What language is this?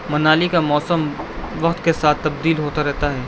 Urdu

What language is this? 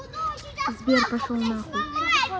Russian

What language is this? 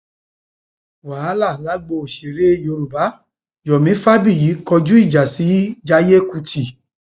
Yoruba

